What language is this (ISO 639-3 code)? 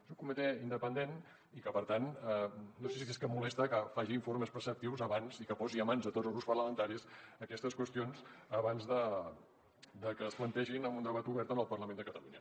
cat